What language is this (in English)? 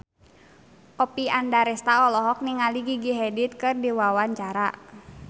Sundanese